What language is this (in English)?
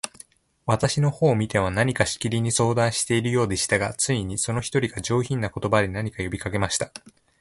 Japanese